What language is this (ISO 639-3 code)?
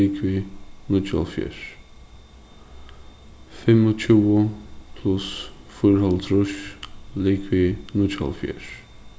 fao